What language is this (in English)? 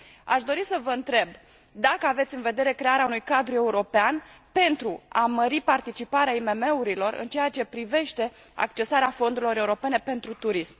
Romanian